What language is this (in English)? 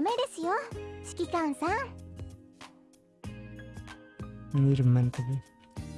Indonesian